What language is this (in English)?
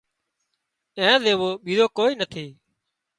Wadiyara Koli